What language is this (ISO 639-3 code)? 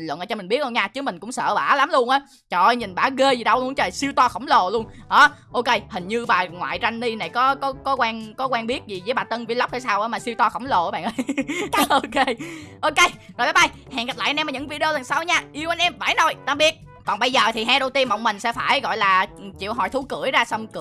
vie